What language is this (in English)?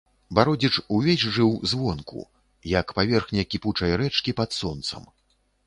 Belarusian